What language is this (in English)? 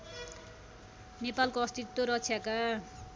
Nepali